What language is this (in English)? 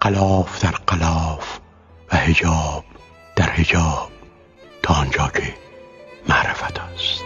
Persian